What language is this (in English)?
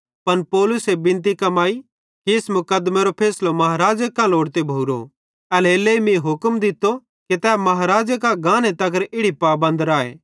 Bhadrawahi